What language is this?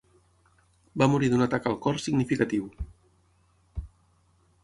Catalan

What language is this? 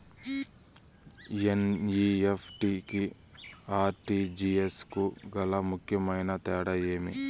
Telugu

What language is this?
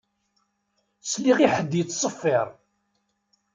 Kabyle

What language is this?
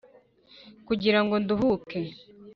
Kinyarwanda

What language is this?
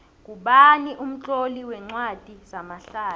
South Ndebele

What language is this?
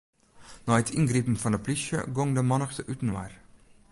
Western Frisian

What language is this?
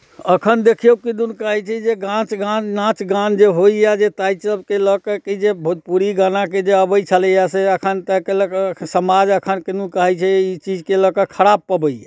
Maithili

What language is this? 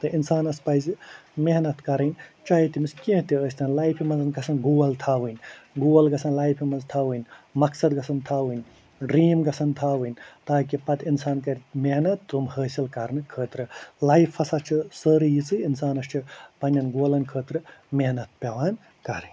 Kashmiri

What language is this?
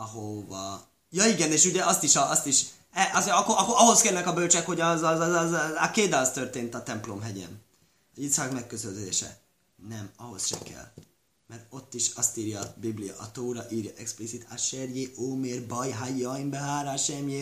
Hungarian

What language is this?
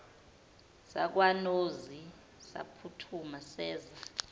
Zulu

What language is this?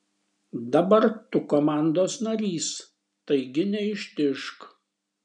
Lithuanian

